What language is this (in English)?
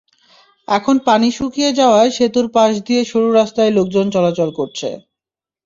Bangla